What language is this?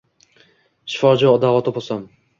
Uzbek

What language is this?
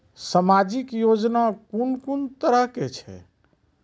Maithili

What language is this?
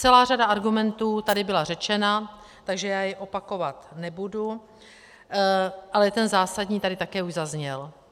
Czech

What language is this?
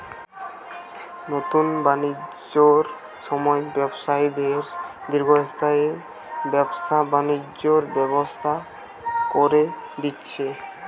Bangla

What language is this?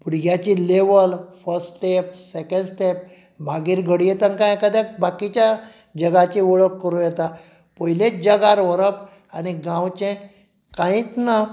Konkani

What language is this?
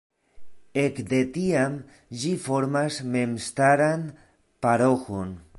Esperanto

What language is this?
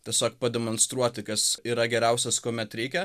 Lithuanian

